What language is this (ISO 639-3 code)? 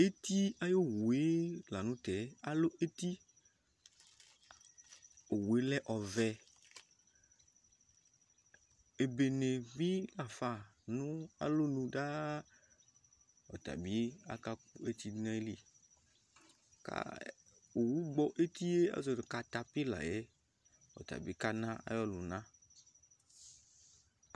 kpo